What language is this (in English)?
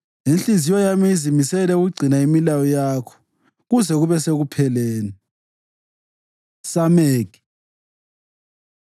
North Ndebele